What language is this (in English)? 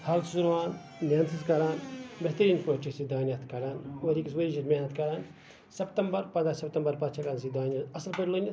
Kashmiri